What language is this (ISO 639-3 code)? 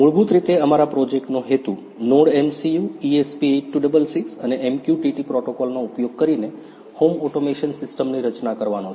guj